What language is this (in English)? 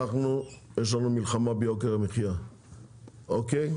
Hebrew